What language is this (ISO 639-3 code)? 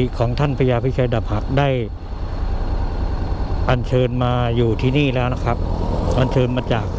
tha